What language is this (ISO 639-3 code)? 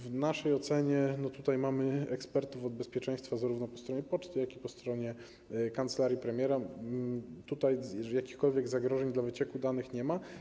pol